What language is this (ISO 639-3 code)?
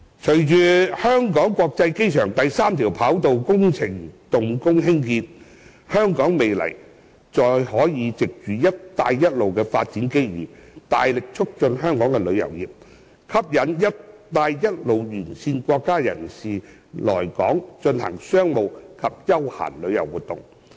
yue